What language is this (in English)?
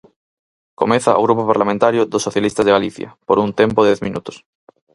Galician